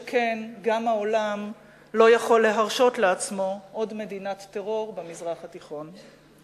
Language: Hebrew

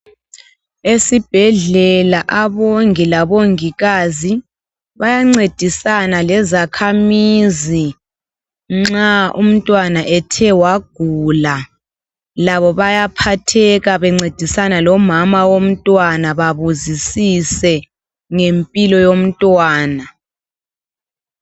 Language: North Ndebele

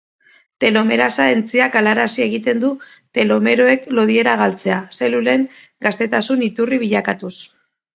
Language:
Basque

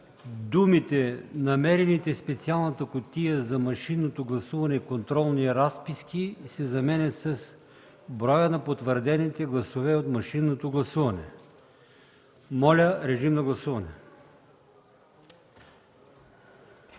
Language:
Bulgarian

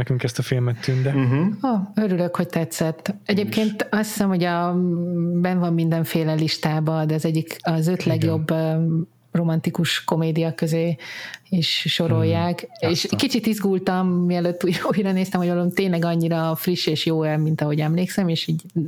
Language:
Hungarian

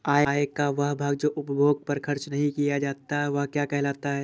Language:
Hindi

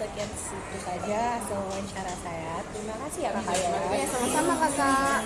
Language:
Indonesian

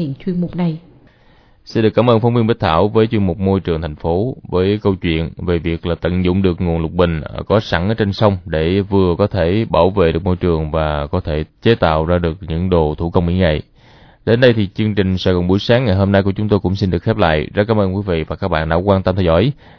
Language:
Vietnamese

